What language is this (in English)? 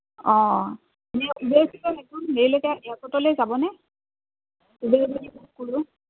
Assamese